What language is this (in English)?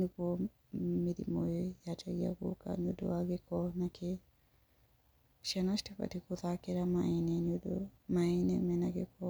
Kikuyu